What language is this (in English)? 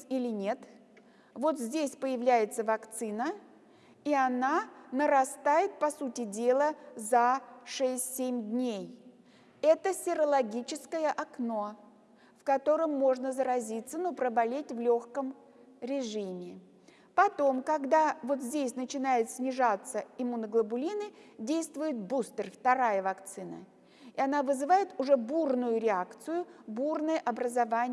Russian